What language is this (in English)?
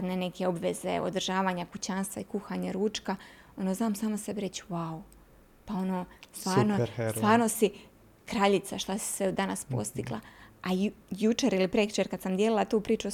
Croatian